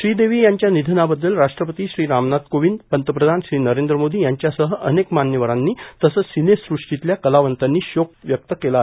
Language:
Marathi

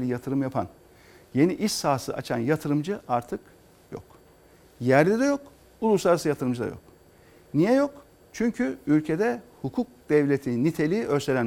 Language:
Turkish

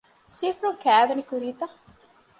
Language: Divehi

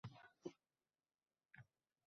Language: Uzbek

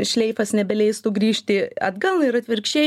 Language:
Lithuanian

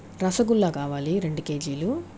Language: Telugu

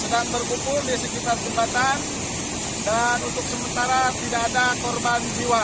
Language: Indonesian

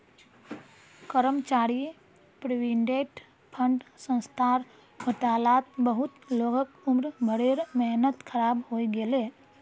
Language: Magahi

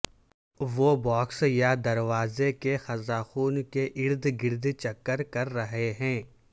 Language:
Urdu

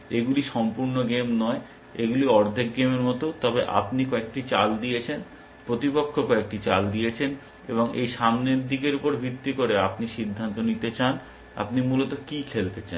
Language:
Bangla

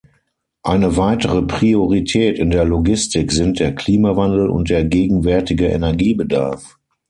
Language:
German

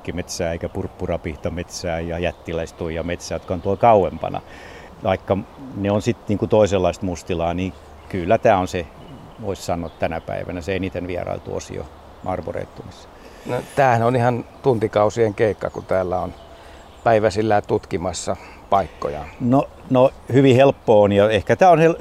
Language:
Finnish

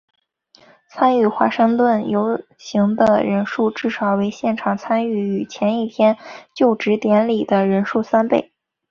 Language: Chinese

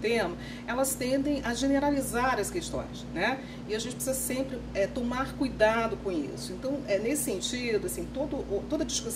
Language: Portuguese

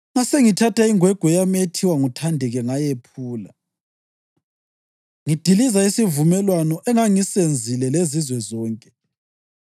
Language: North Ndebele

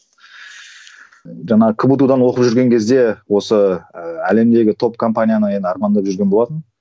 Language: Kazakh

